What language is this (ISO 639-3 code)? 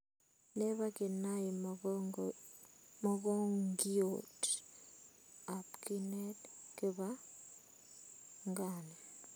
kln